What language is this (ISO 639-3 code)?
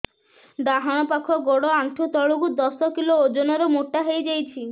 ori